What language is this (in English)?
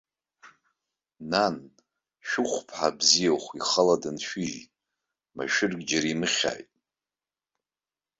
Abkhazian